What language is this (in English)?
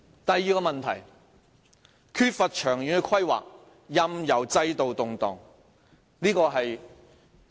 Cantonese